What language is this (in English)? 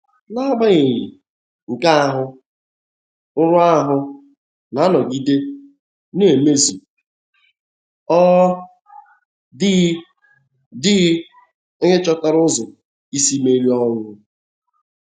Igbo